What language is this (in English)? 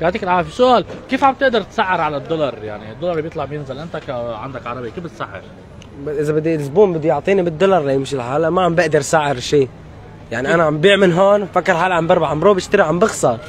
Arabic